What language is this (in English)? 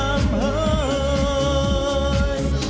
Vietnamese